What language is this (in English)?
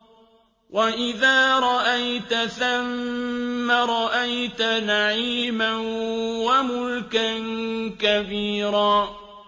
Arabic